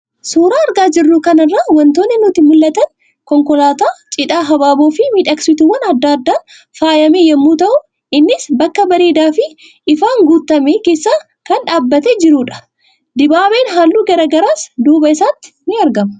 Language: Oromo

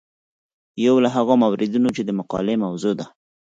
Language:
Pashto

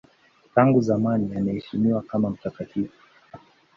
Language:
Swahili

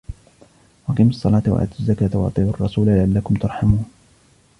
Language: Arabic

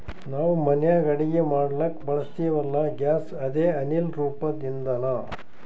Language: Kannada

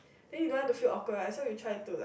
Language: English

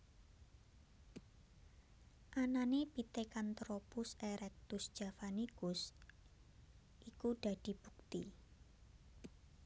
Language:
Javanese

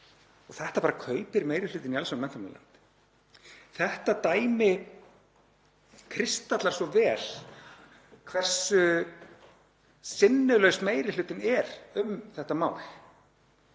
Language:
Icelandic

